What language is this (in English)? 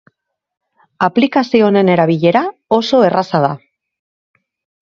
Basque